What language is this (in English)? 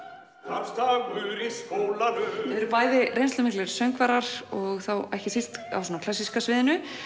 Icelandic